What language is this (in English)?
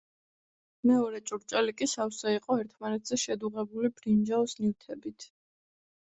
Georgian